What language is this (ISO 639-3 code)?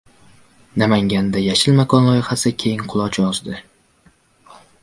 uzb